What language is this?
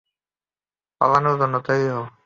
Bangla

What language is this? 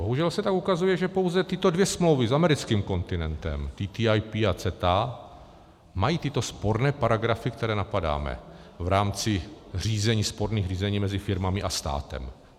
Czech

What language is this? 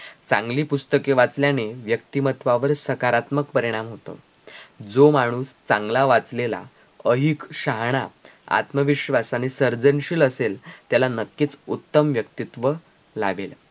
Marathi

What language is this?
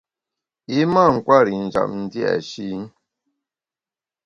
Bamun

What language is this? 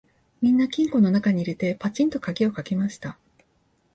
Japanese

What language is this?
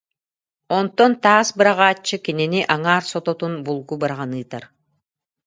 Yakut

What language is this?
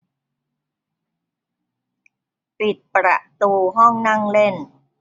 Thai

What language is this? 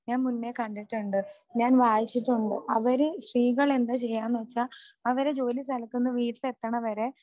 Malayalam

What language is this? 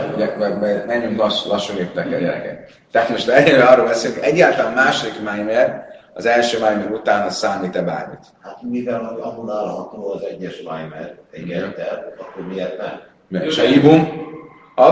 Hungarian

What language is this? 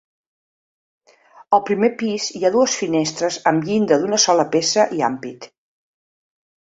Catalan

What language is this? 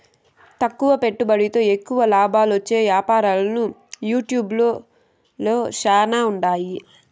Telugu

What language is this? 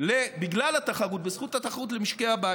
Hebrew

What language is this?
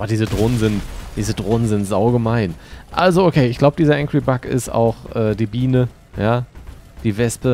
German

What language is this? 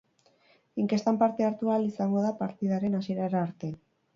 Basque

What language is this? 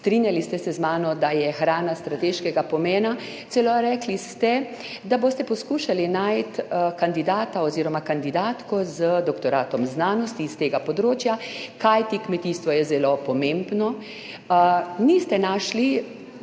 Slovenian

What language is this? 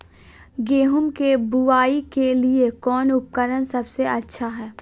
Magahi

